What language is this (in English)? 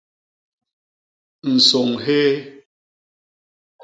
Basaa